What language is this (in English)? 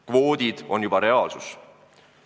Estonian